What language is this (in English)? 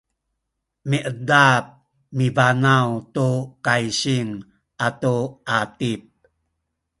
Sakizaya